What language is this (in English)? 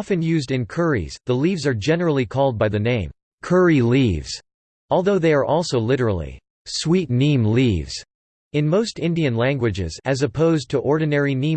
English